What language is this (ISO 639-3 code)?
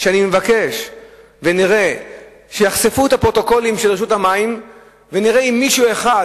heb